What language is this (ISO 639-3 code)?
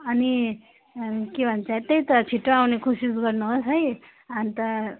nep